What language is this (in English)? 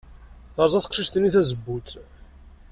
Kabyle